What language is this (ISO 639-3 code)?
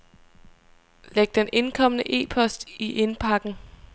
dan